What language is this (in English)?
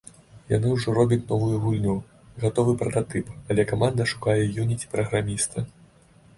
Belarusian